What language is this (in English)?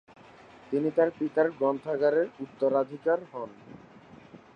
Bangla